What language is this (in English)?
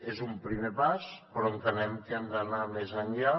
Catalan